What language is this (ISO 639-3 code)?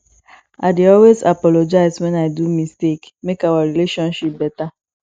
pcm